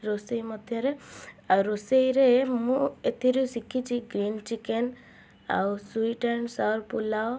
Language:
Odia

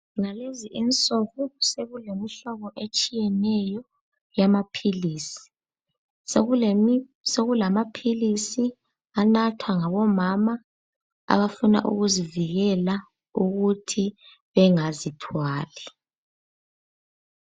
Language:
North Ndebele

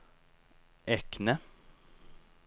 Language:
Norwegian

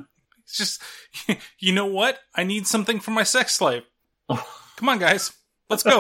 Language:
English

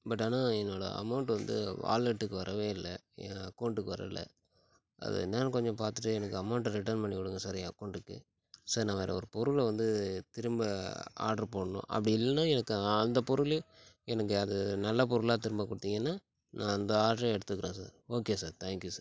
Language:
Tamil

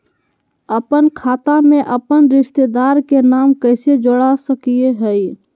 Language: Magahi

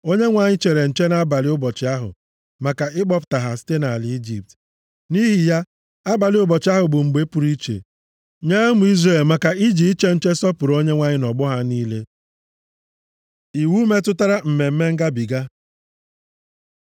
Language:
Igbo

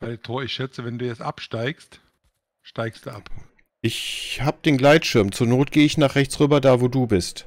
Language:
German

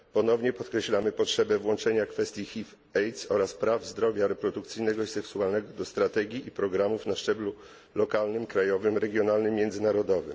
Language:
Polish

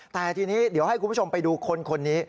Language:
Thai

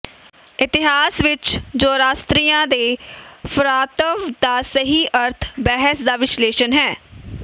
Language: Punjabi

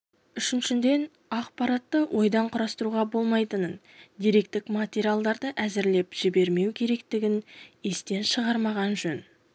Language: Kazakh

